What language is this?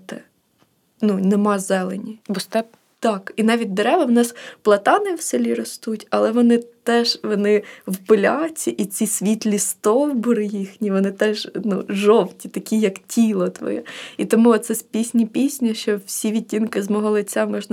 Ukrainian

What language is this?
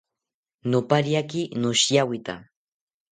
South Ucayali Ashéninka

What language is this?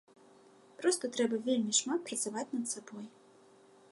Belarusian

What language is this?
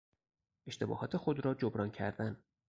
Persian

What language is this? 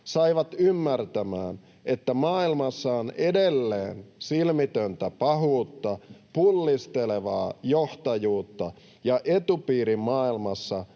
Finnish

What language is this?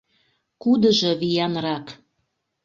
Mari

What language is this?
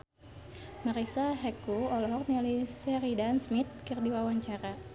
Sundanese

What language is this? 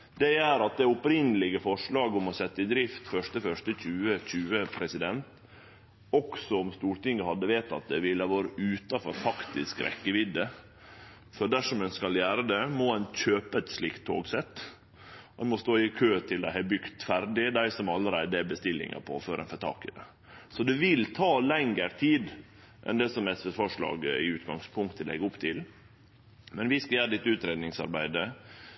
Norwegian Nynorsk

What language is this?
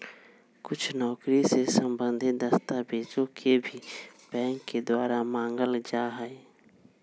Magahi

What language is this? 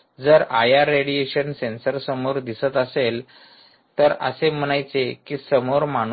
Marathi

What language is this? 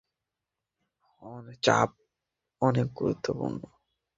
Bangla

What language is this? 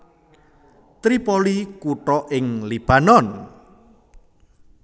Javanese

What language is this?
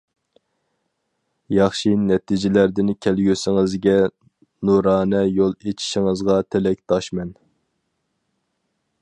Uyghur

